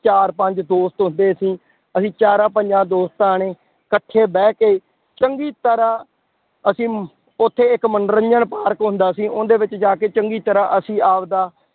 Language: Punjabi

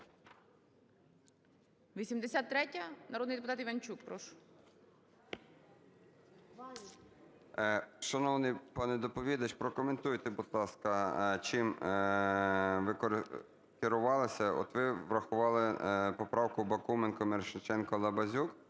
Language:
Ukrainian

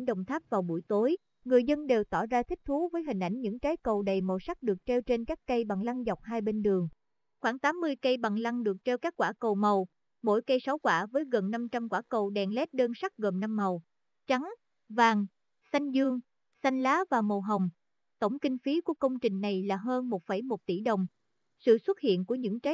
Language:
Vietnamese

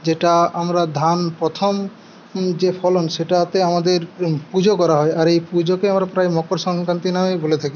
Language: Bangla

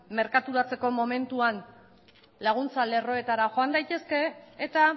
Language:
Basque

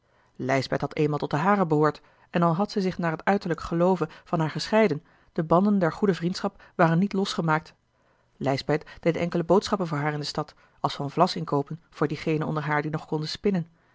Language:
Dutch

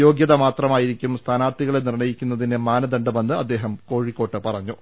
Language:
Malayalam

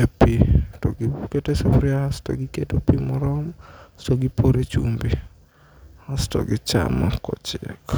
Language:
Luo (Kenya and Tanzania)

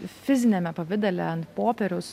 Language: Lithuanian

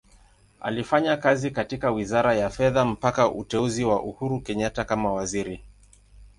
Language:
Swahili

